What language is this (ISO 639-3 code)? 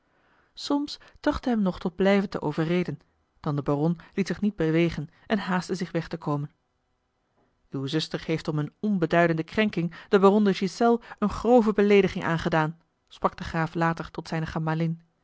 nld